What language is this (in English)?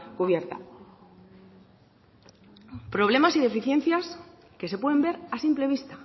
Spanish